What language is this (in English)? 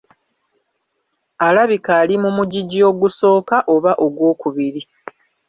Ganda